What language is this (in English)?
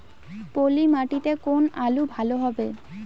Bangla